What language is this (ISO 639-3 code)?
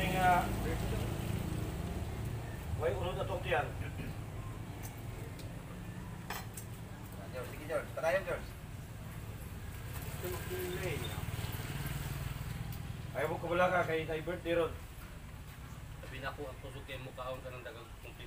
ind